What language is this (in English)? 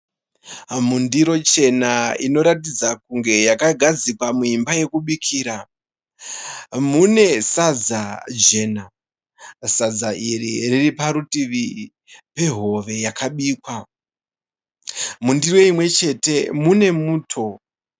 Shona